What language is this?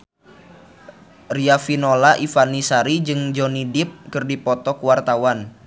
Sundanese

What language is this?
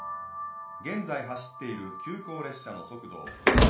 Japanese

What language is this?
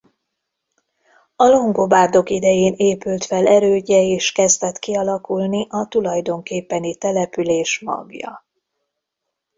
Hungarian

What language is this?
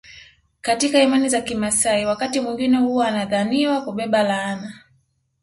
Swahili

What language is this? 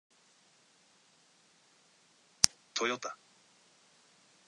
Japanese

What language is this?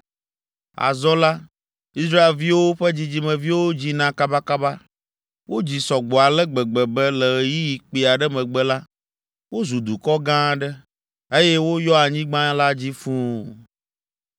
Ewe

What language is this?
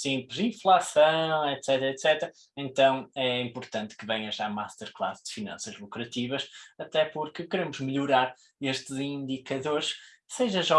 Portuguese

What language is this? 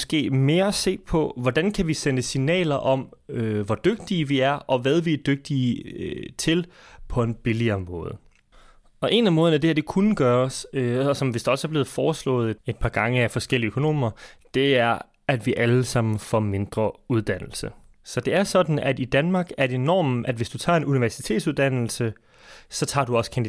Danish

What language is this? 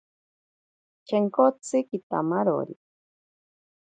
Ashéninka Perené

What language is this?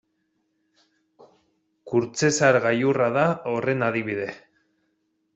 Basque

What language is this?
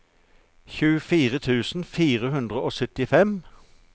Norwegian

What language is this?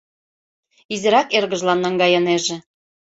Mari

